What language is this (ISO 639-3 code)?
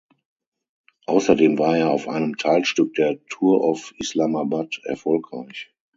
deu